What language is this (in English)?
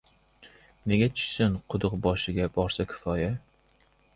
Uzbek